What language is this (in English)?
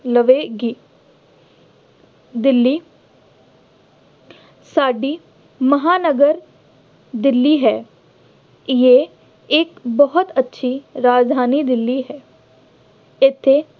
Punjabi